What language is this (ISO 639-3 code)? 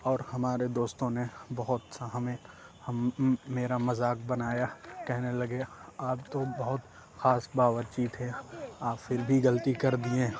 urd